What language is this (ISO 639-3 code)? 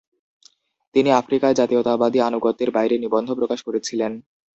ben